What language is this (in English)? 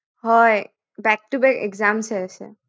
Assamese